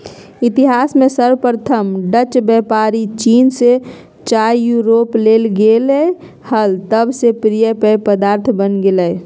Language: Magahi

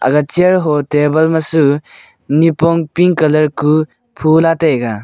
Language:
Wancho Naga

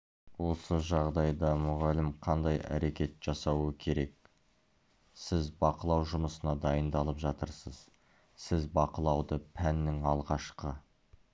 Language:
Kazakh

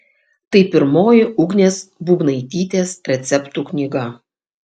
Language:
Lithuanian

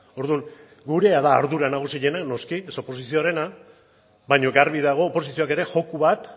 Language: Basque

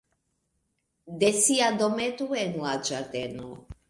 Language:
Esperanto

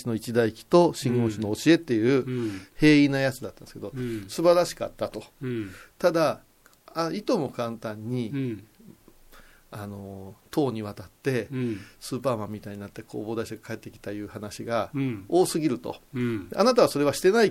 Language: Japanese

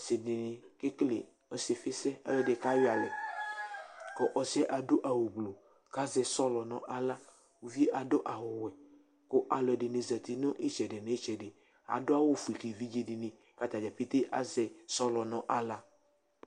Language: Ikposo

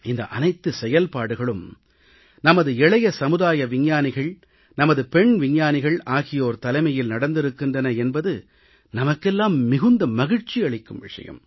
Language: Tamil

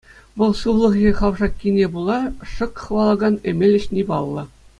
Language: Chuvash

